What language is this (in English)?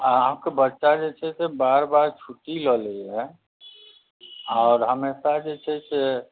Maithili